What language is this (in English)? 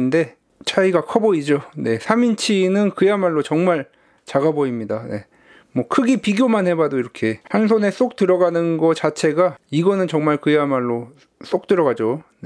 Korean